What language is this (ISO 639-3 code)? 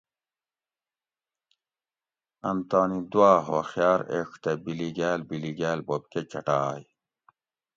gwc